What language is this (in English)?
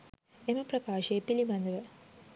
Sinhala